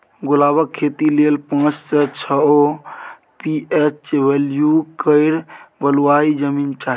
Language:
Maithili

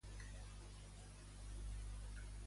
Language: Catalan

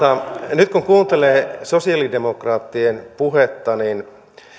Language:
Finnish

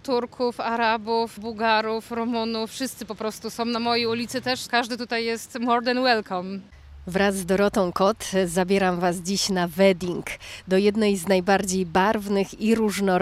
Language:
Polish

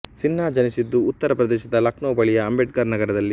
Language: Kannada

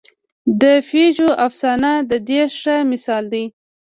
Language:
Pashto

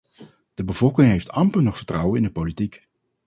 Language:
Dutch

